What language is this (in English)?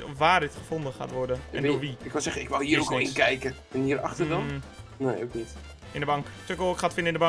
Dutch